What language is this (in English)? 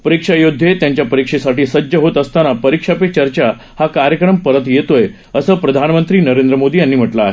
Marathi